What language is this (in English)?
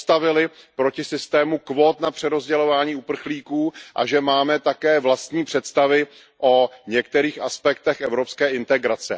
Czech